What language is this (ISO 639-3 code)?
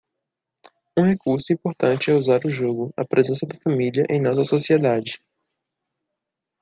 por